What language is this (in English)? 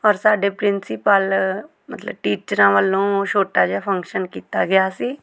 Punjabi